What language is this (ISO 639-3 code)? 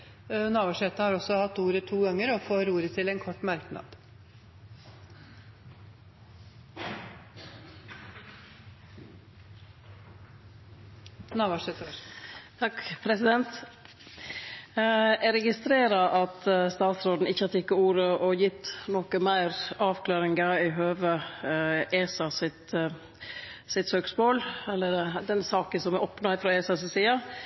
nor